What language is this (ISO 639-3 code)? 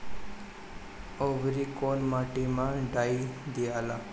bho